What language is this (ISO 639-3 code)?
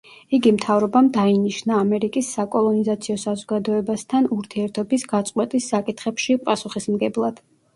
kat